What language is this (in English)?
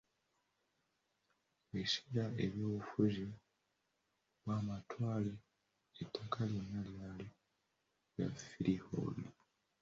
Ganda